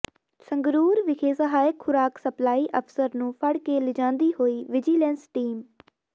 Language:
Punjabi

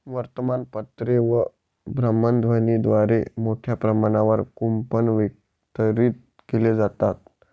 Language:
Marathi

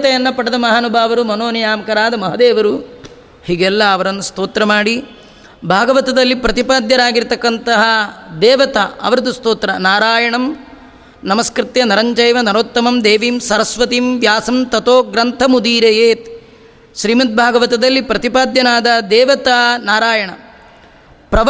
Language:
Kannada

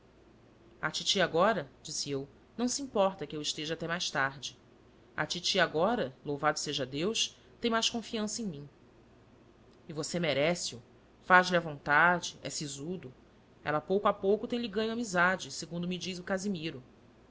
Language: Portuguese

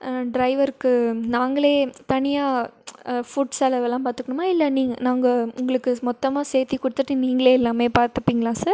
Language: Tamil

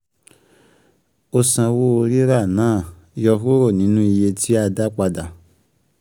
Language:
Yoruba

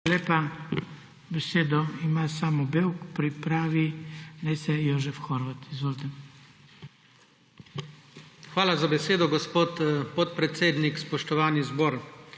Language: Slovenian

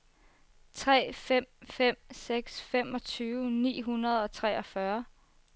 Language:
Danish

